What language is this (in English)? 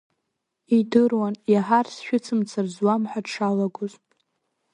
Abkhazian